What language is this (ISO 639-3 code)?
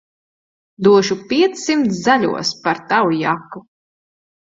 lav